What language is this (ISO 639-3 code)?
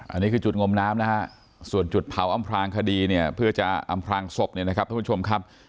tha